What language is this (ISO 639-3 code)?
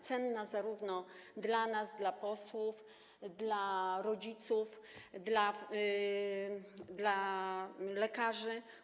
pol